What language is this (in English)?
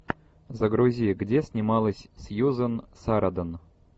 Russian